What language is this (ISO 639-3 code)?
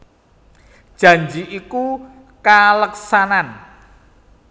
jav